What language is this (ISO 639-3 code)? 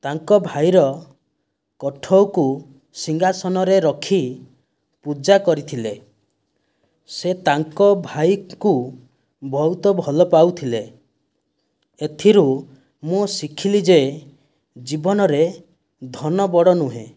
ori